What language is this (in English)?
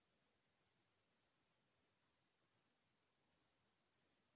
Chhattisgarhi